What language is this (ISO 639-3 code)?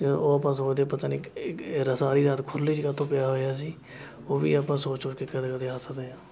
pan